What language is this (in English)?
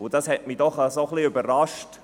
Swiss German